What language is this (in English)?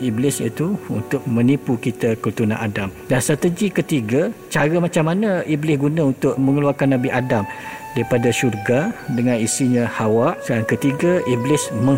Malay